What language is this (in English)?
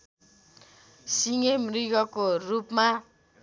Nepali